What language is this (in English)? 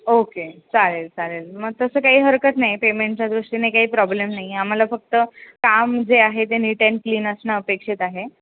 Marathi